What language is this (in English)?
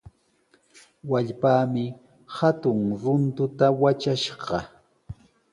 Sihuas Ancash Quechua